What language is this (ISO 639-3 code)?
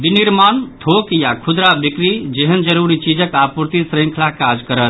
mai